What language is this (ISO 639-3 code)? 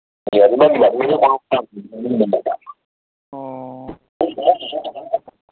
mni